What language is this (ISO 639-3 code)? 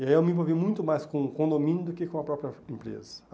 por